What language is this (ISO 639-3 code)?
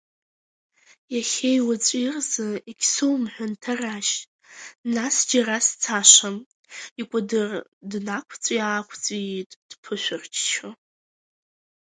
abk